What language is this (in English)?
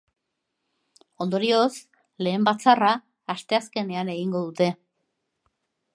Basque